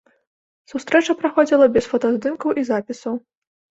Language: Belarusian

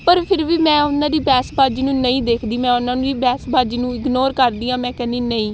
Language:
Punjabi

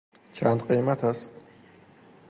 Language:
Persian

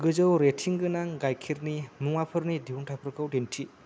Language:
Bodo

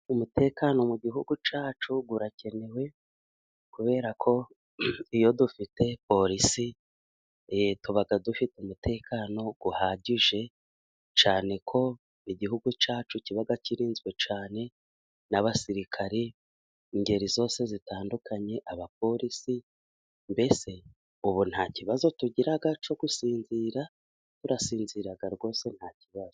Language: Kinyarwanda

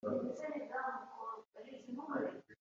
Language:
Kinyarwanda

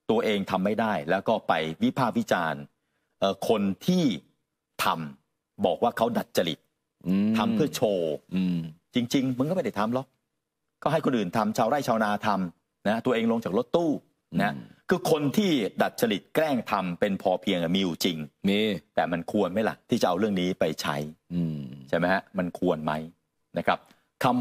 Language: Thai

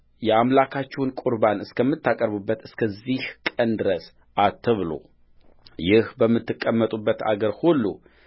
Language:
Amharic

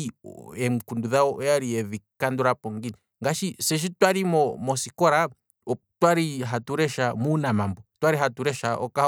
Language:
Kwambi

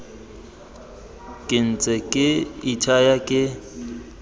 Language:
Tswana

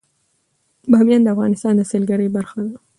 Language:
Pashto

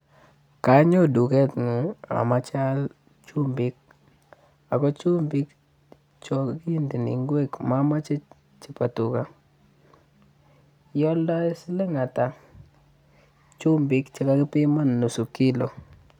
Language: Kalenjin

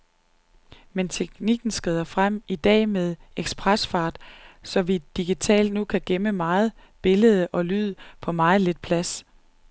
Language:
Danish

